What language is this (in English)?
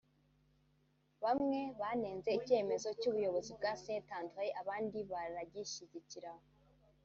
Kinyarwanda